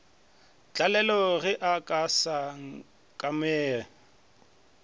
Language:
Northern Sotho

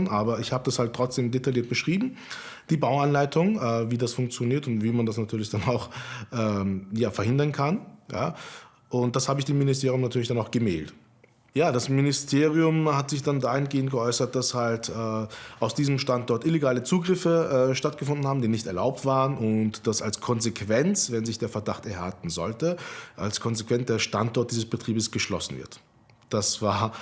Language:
German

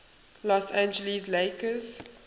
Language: English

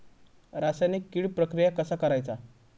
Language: Marathi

